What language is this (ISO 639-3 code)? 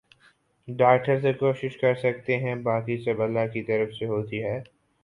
urd